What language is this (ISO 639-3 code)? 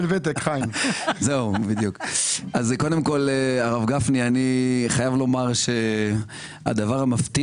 heb